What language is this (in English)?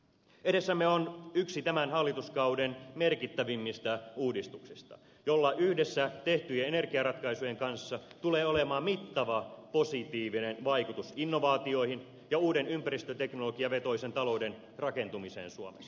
Finnish